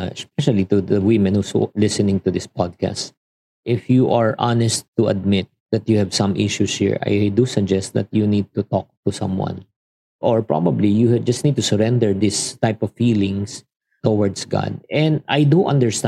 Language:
Filipino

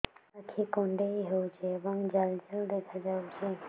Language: Odia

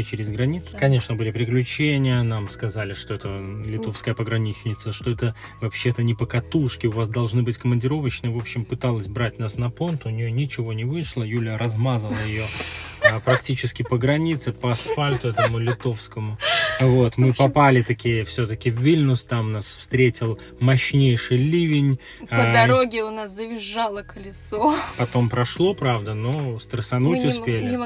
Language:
Russian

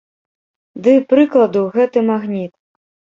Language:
Belarusian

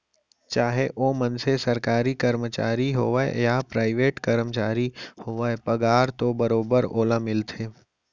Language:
Chhattisgarhi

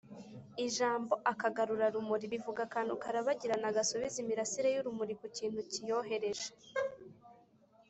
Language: Kinyarwanda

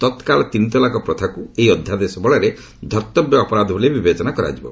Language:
Odia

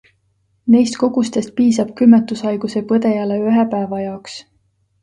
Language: Estonian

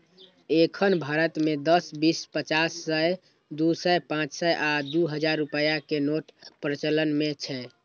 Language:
Maithili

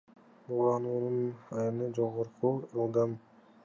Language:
Kyrgyz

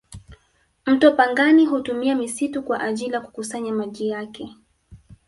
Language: Swahili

